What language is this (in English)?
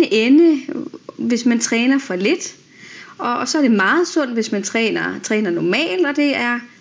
Danish